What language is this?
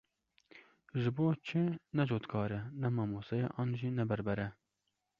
Kurdish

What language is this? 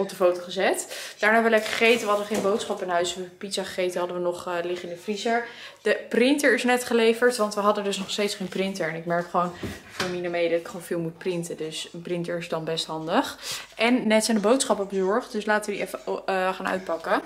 Dutch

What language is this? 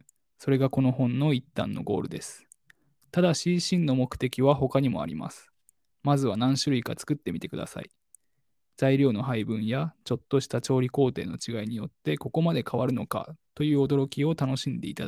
Japanese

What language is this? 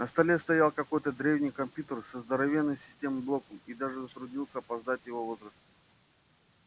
Russian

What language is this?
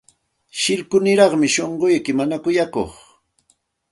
Santa Ana de Tusi Pasco Quechua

